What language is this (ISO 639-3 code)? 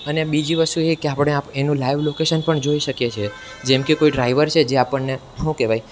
guj